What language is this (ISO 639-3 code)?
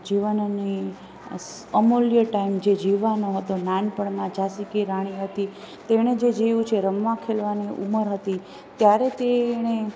guj